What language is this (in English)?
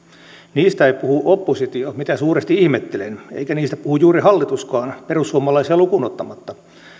Finnish